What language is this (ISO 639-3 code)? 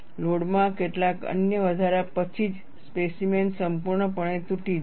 guj